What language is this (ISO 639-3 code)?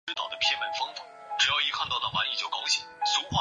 zho